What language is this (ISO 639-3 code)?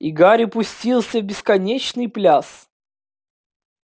rus